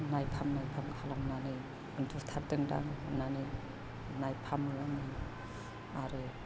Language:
Bodo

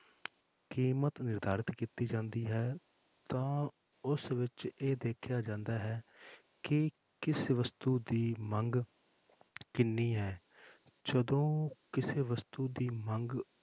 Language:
Punjabi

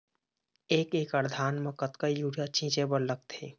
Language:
Chhattisgarhi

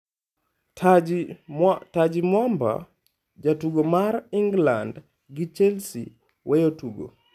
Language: Luo (Kenya and Tanzania)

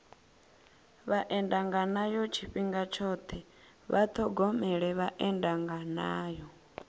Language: Venda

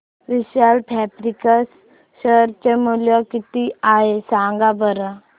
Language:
Marathi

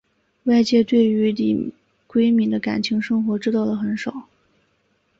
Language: Chinese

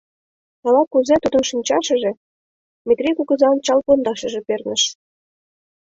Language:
Mari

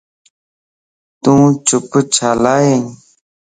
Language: Lasi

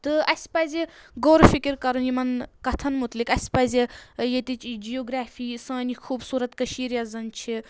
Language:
Kashmiri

